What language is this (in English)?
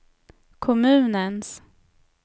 Swedish